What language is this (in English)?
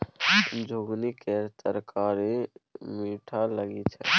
Maithili